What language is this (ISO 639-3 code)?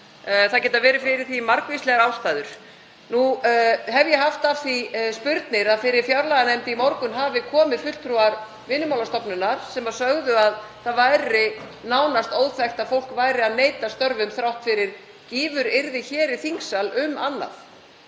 isl